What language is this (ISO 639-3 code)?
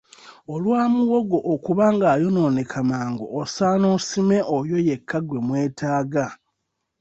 lug